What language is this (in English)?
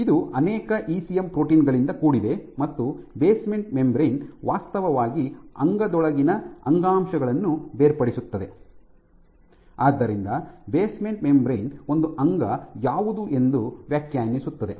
Kannada